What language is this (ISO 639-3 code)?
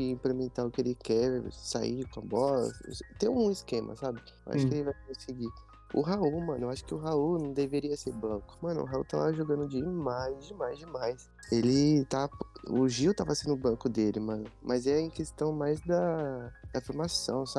por